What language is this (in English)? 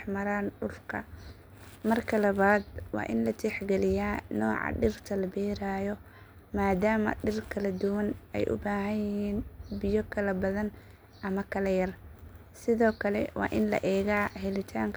Somali